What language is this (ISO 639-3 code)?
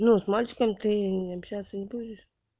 rus